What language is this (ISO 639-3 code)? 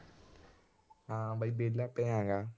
pan